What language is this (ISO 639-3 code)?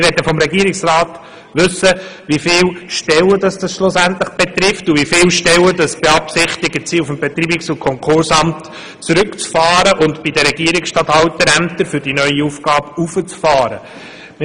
gsw